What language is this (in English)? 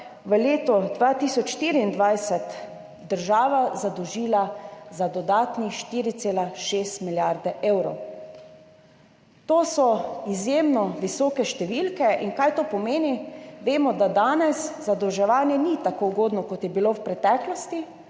Slovenian